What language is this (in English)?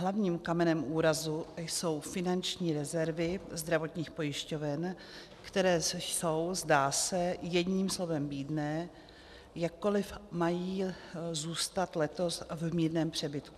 Czech